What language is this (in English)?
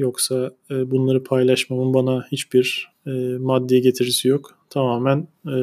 Turkish